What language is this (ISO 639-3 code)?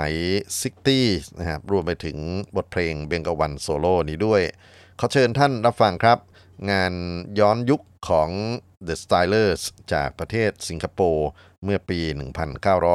tha